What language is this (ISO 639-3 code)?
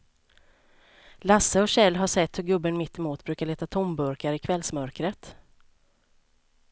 swe